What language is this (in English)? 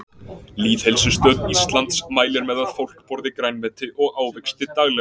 Icelandic